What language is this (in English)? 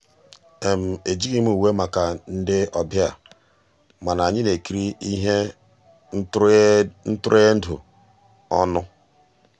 Igbo